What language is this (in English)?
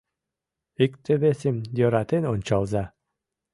Mari